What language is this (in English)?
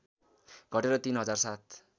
Nepali